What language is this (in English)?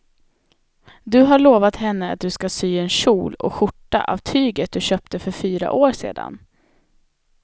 Swedish